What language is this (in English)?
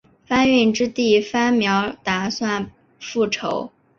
Chinese